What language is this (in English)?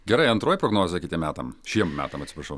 Lithuanian